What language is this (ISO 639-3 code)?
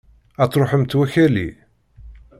kab